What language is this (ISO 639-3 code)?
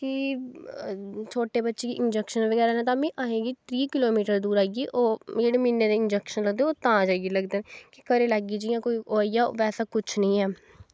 doi